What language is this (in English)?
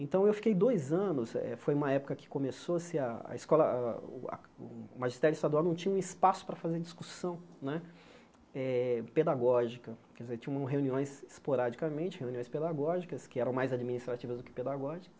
Portuguese